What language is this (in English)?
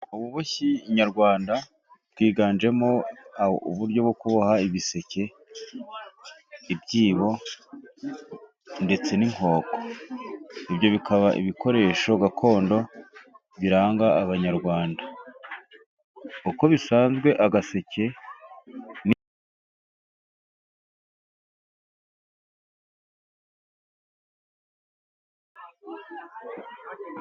Kinyarwanda